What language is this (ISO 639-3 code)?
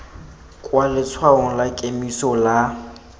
tsn